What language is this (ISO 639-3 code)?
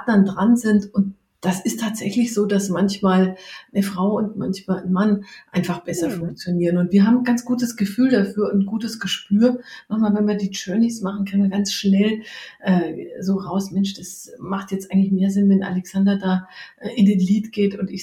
deu